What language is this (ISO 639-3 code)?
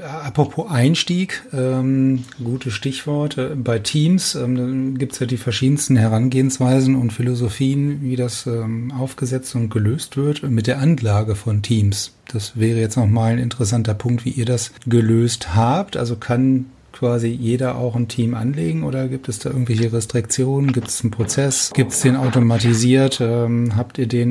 deu